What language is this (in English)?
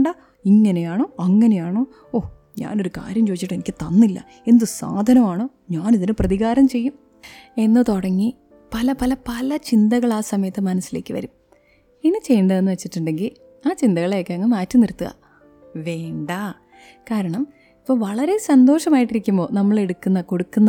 Malayalam